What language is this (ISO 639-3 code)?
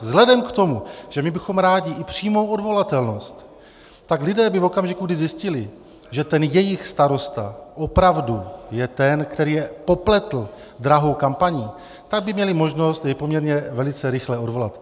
ces